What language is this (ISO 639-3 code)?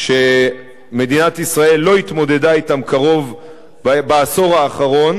heb